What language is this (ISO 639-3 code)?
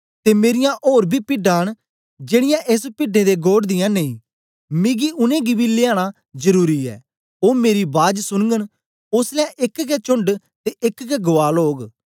doi